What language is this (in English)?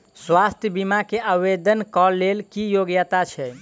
Maithili